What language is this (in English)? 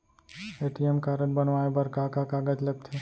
Chhattisgarhi